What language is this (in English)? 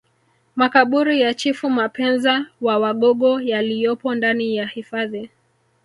Swahili